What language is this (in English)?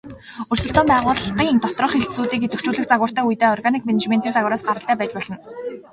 Mongolian